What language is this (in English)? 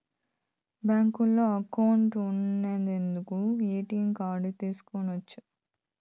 Telugu